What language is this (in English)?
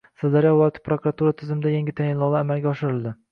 Uzbek